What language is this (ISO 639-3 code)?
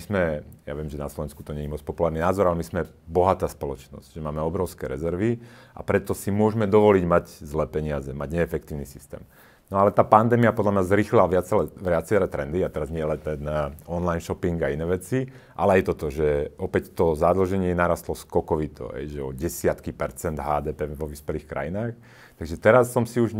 slk